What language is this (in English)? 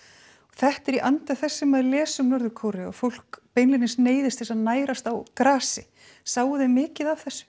Icelandic